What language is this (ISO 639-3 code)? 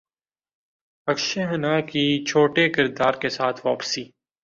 urd